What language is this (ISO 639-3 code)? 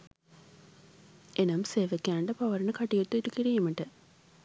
sin